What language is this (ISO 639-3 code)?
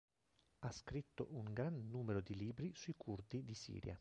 ita